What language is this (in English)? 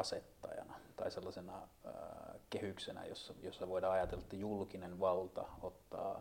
Finnish